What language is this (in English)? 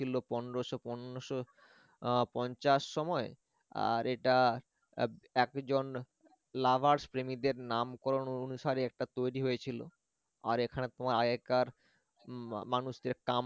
Bangla